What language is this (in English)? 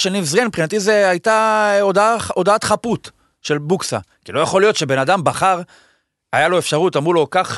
Hebrew